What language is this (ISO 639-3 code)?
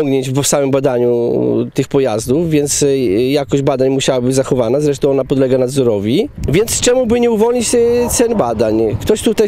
pol